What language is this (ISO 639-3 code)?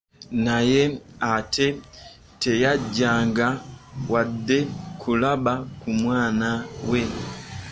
lug